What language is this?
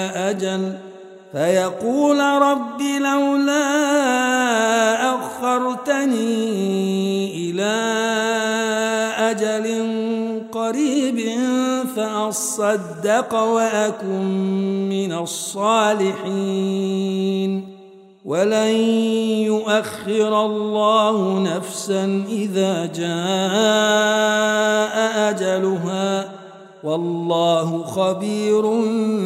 Arabic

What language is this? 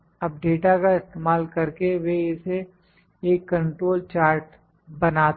Hindi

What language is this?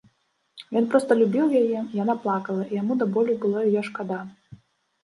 Belarusian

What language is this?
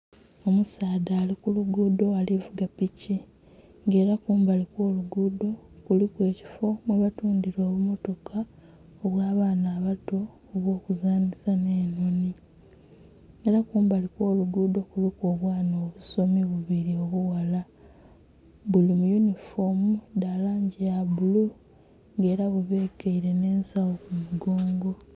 Soga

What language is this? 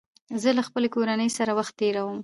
Pashto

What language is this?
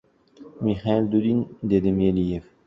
Uzbek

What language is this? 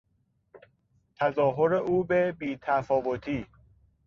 Persian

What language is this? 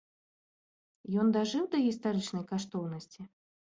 Belarusian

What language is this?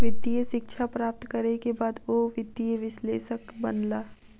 Maithili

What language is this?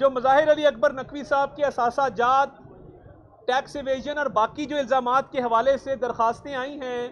Hindi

